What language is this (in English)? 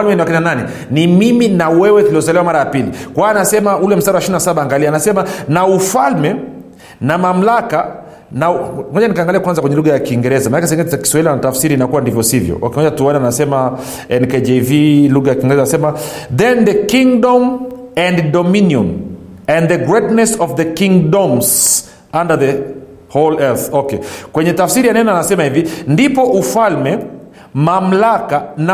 Swahili